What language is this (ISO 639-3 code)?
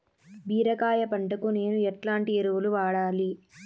tel